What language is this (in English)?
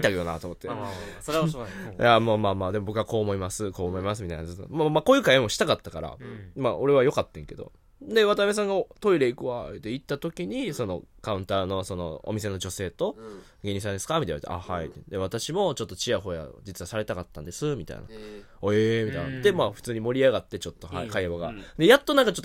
Japanese